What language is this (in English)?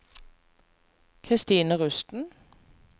Norwegian